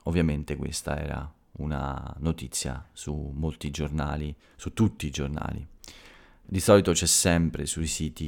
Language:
Italian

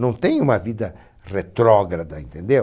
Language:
Portuguese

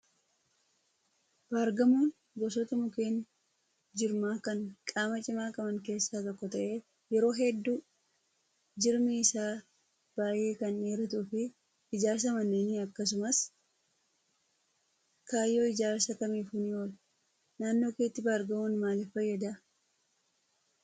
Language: Oromo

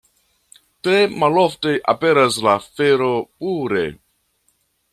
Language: Esperanto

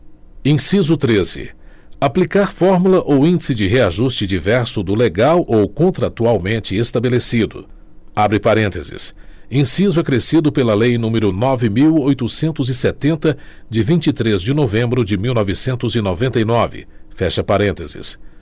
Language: Portuguese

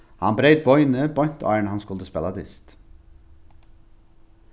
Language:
Faroese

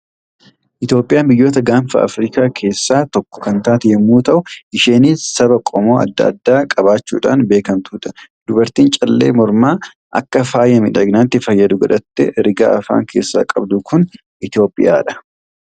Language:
Oromo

